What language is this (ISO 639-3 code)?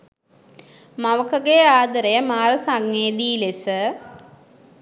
sin